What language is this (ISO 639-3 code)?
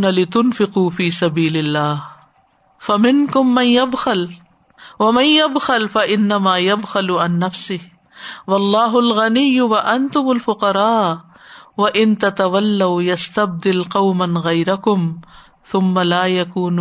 urd